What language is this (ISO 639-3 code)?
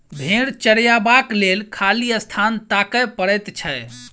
mai